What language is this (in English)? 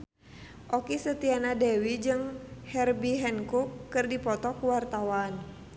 Sundanese